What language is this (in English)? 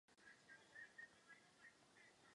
Czech